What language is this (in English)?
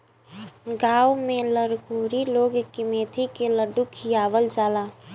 Bhojpuri